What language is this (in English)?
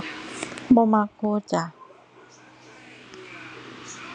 Thai